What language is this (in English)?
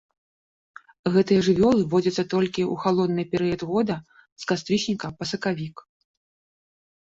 Belarusian